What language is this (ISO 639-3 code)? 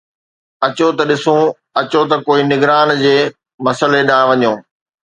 snd